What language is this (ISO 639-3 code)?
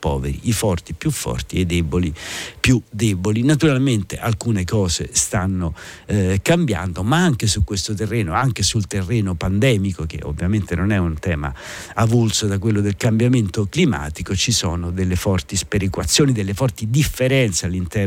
ita